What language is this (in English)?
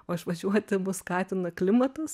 Lithuanian